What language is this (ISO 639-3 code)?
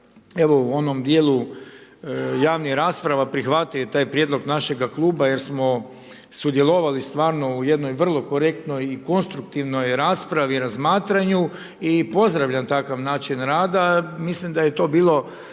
hrv